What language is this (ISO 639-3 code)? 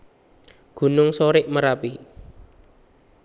jav